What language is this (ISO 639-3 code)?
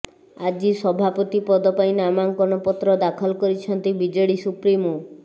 ori